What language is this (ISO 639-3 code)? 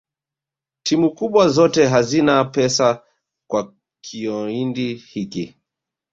swa